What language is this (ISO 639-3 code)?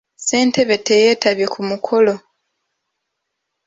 lug